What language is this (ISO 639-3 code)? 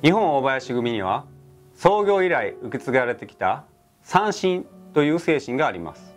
jpn